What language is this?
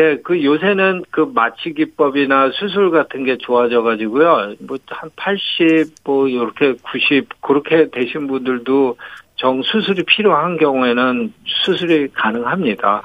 Korean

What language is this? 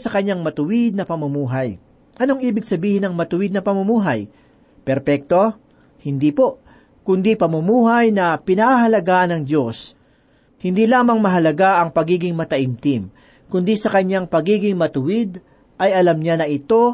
Filipino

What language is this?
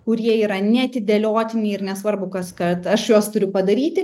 Lithuanian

